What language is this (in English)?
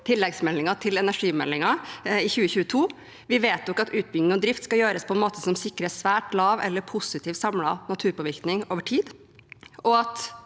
Norwegian